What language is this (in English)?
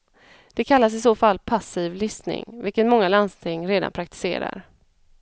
Swedish